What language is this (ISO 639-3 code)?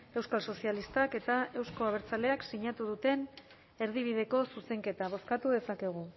eus